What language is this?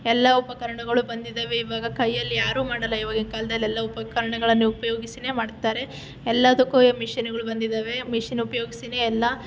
Kannada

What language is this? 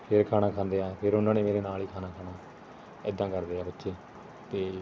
Punjabi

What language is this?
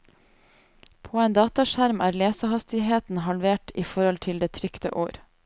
Norwegian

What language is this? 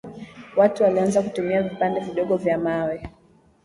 Swahili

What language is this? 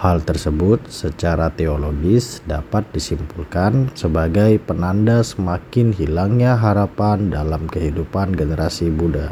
Indonesian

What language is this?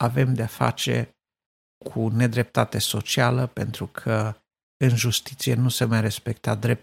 Romanian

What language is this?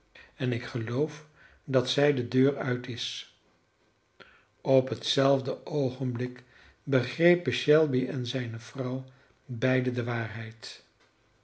Dutch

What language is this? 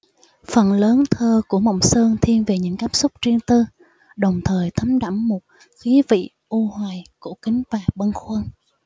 Vietnamese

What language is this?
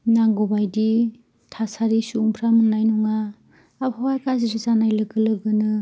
Bodo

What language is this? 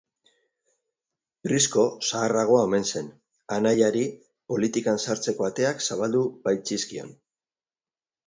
Basque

